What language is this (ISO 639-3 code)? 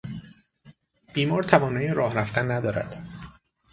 fas